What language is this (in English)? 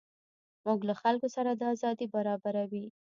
Pashto